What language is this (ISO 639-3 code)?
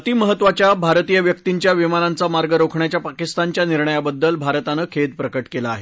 mar